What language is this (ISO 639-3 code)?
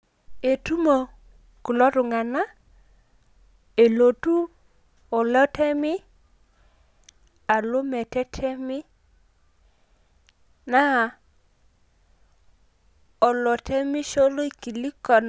mas